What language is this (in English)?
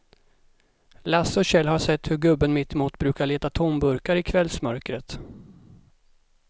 Swedish